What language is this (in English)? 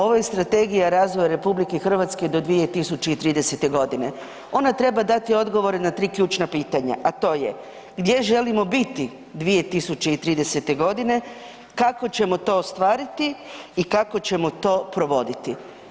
Croatian